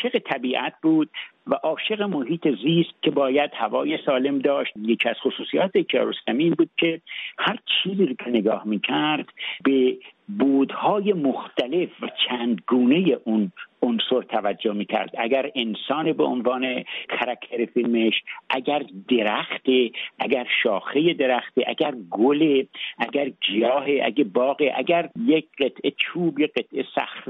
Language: Persian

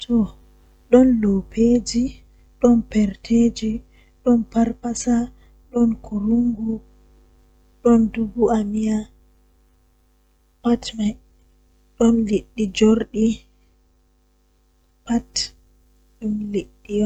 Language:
Western Niger Fulfulde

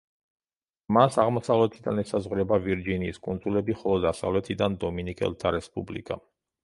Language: Georgian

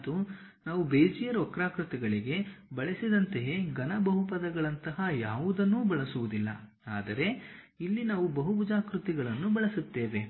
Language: Kannada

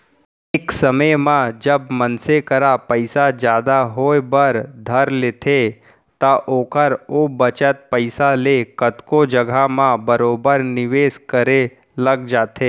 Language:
Chhattisgarhi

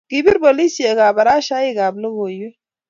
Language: Kalenjin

